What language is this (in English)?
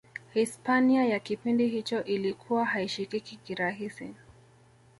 Swahili